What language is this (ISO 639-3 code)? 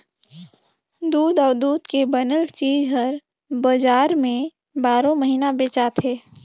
hne